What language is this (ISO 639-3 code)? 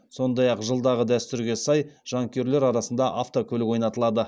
kaz